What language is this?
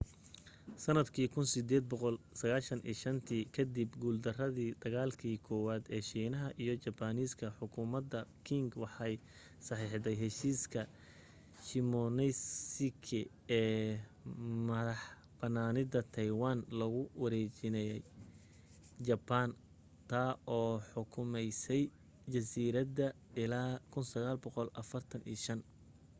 Somali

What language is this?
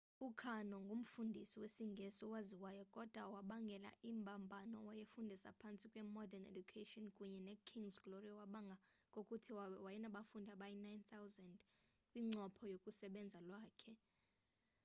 Xhosa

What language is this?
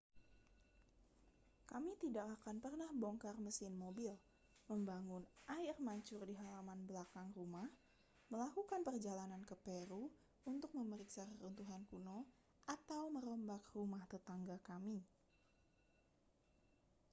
Indonesian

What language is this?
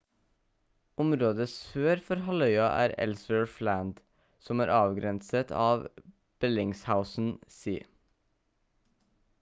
Norwegian Bokmål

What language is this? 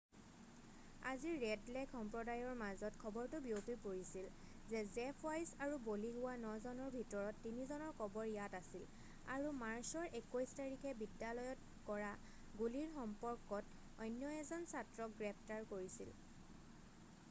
Assamese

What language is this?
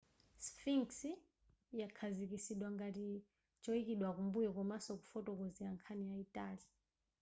Nyanja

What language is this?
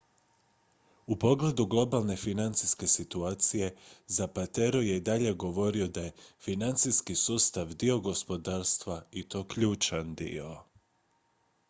Croatian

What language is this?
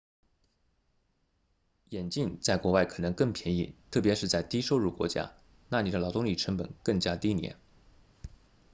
Chinese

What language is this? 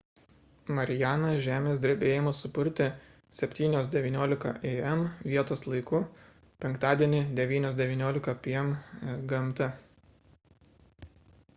Lithuanian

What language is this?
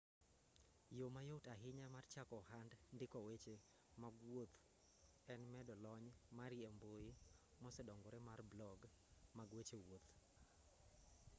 Luo (Kenya and Tanzania)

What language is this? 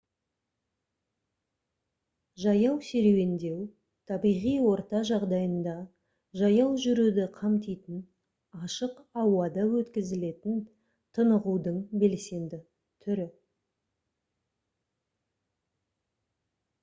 Kazakh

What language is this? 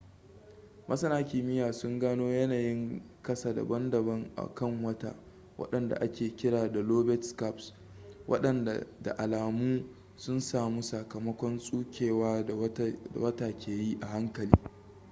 Hausa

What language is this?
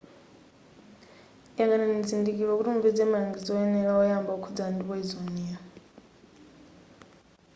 Nyanja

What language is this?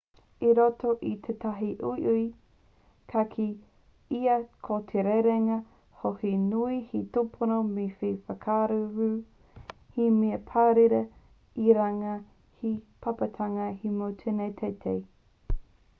Māori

